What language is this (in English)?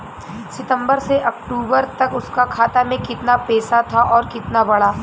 Bhojpuri